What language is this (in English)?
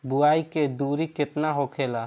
Bhojpuri